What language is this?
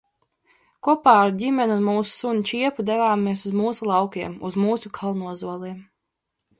Latvian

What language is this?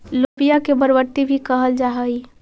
Magahi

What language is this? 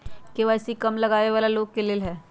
Magahi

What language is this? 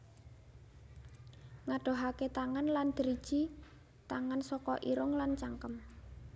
Javanese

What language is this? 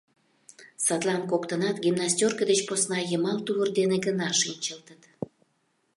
Mari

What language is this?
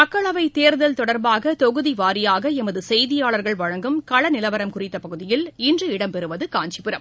Tamil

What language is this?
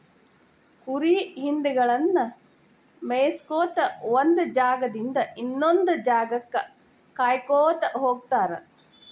Kannada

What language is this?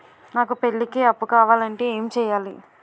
Telugu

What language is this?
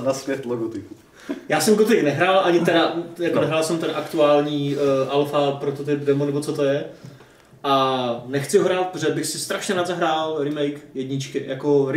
Czech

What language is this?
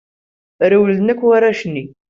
Kabyle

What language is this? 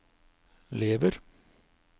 Norwegian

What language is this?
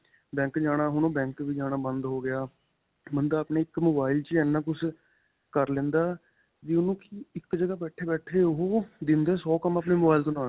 Punjabi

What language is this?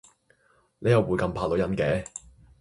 Cantonese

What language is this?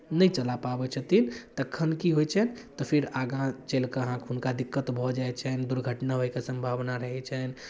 Maithili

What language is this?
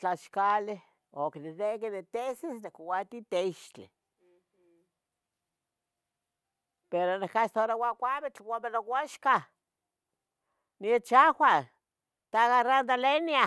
Tetelcingo Nahuatl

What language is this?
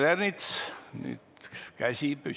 Estonian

